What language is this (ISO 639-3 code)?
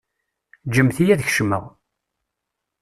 kab